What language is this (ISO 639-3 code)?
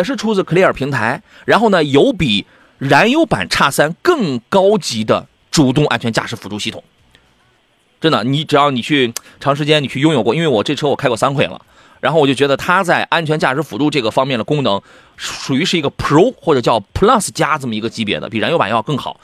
zho